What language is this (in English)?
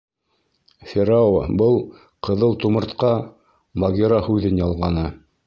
Bashkir